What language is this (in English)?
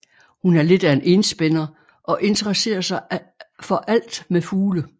Danish